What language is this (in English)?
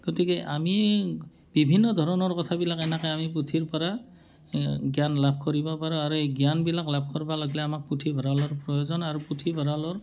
Assamese